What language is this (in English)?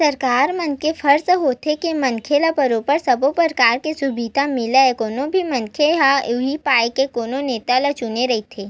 Chhattisgarhi